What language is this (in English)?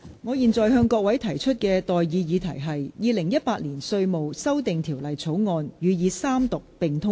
Cantonese